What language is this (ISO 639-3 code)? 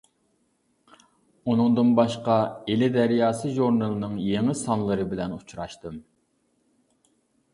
uig